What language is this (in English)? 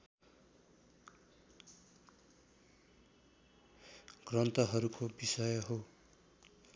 Nepali